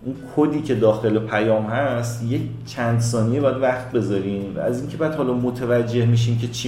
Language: Persian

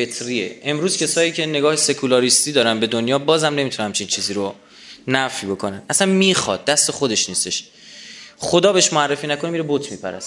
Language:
Persian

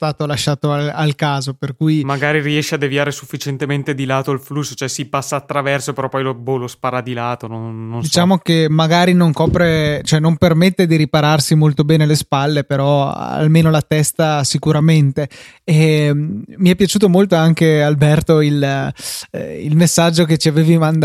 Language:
Italian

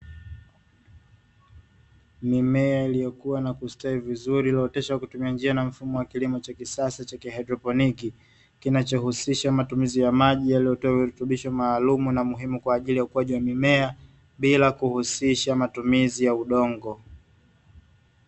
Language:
Swahili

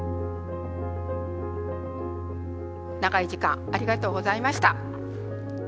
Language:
Japanese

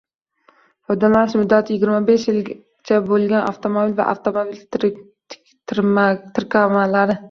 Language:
Uzbek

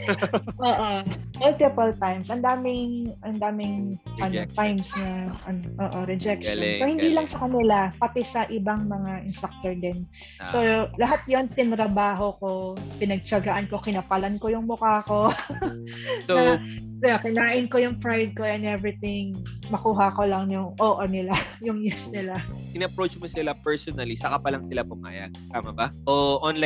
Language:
Filipino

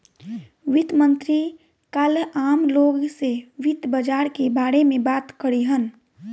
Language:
Bhojpuri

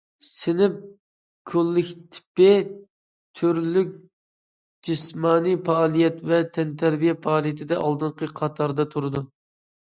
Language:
Uyghur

